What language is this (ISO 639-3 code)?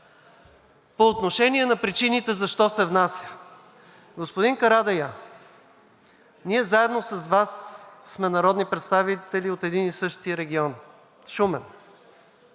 bul